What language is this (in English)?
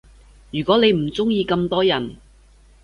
Cantonese